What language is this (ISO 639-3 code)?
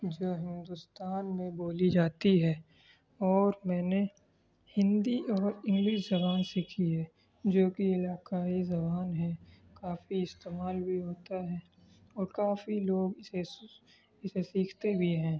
urd